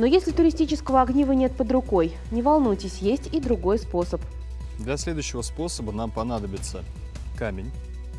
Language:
Russian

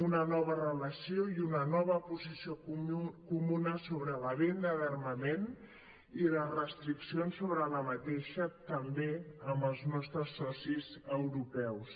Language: Catalan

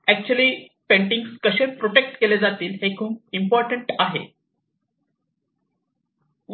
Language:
Marathi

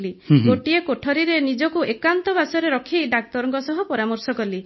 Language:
Odia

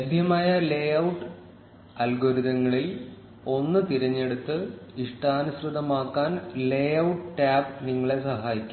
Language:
Malayalam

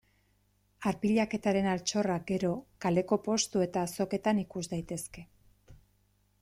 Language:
Basque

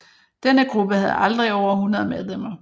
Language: Danish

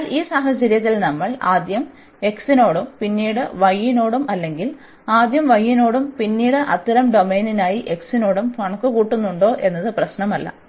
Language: Malayalam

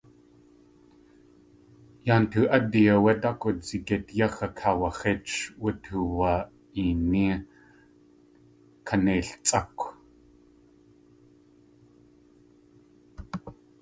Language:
Tlingit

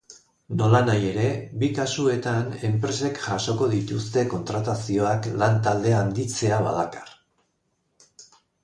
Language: Basque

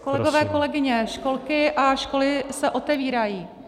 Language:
Czech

